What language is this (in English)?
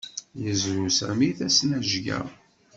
Kabyle